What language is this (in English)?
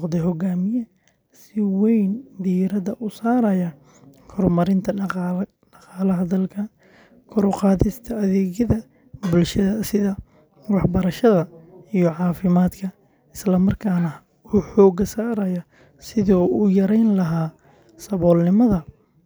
Somali